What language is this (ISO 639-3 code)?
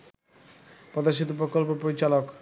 ben